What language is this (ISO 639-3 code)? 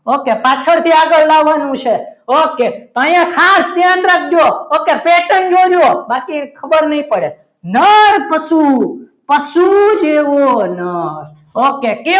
guj